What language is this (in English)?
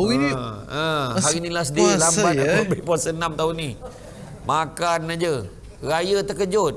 Malay